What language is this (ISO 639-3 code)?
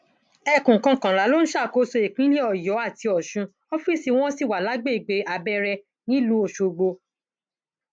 yor